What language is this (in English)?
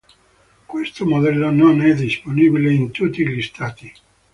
Italian